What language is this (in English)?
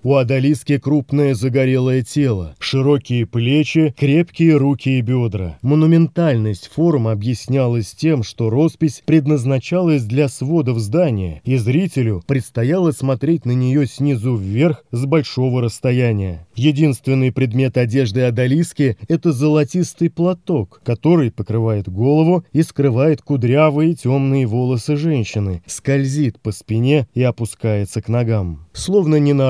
Russian